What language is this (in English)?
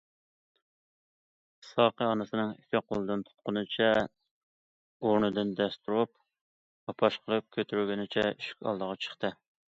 Uyghur